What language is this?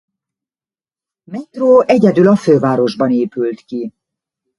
Hungarian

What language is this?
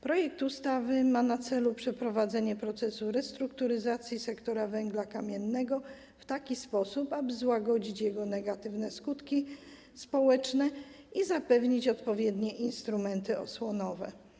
Polish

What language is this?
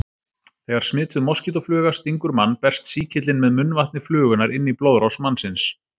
Icelandic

